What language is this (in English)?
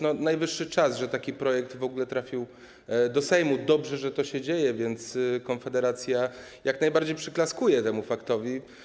Polish